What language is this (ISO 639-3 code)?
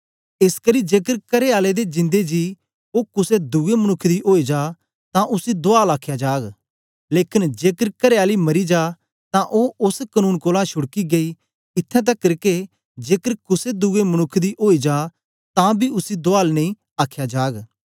doi